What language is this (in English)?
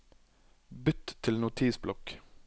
Norwegian